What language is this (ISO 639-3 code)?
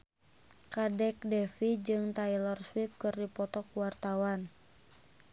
sun